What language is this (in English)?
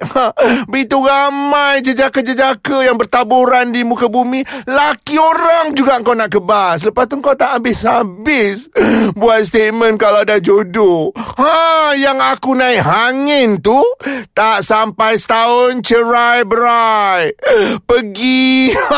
Malay